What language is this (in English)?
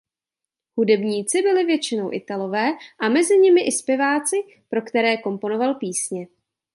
Czech